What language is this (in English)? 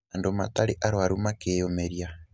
Kikuyu